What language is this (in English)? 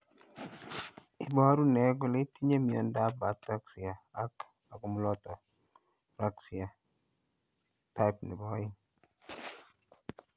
Kalenjin